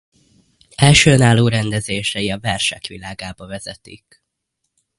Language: Hungarian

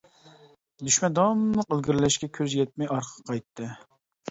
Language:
Uyghur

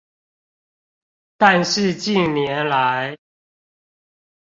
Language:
Chinese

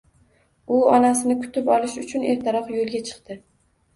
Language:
Uzbek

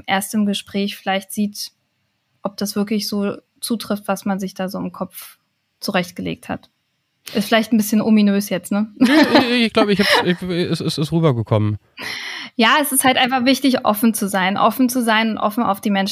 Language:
German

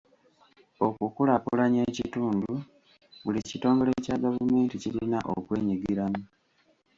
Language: Ganda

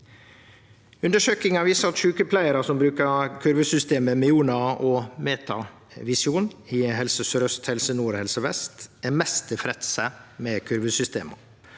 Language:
Norwegian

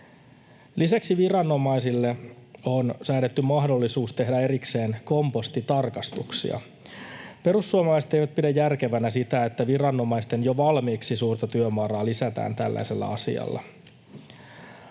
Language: Finnish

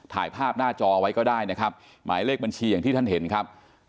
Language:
Thai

